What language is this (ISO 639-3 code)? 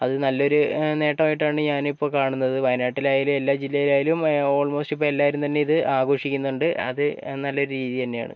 mal